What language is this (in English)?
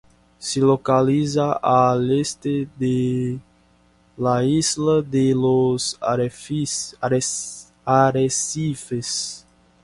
Spanish